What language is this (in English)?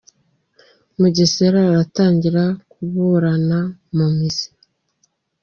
Kinyarwanda